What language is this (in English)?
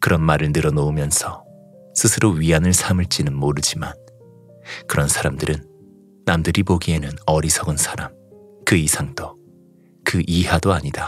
Korean